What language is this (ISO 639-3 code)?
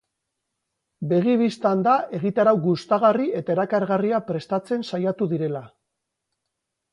eus